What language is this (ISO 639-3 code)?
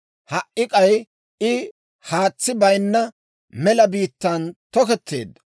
dwr